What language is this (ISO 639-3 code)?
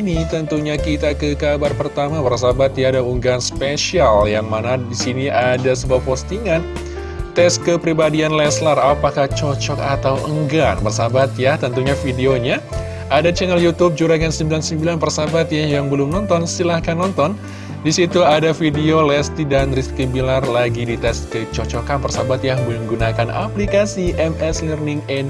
ind